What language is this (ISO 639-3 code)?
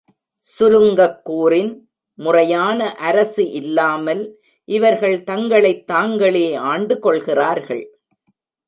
tam